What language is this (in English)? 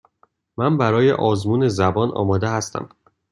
Persian